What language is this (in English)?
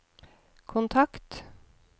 Norwegian